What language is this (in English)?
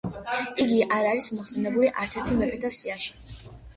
Georgian